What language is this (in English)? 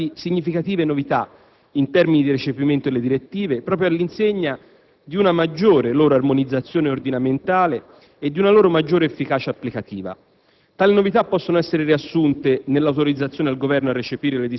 Italian